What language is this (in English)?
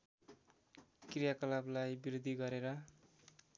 Nepali